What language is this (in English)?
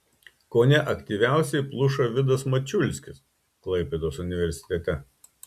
Lithuanian